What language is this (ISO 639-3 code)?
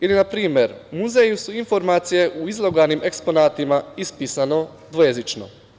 srp